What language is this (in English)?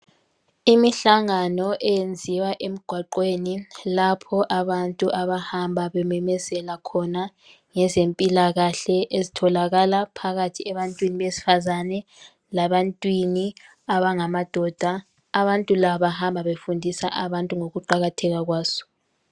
North Ndebele